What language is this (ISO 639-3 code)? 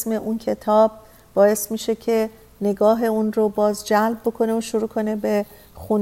fas